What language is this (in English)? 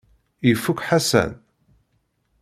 Kabyle